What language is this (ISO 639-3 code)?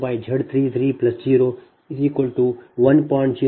kan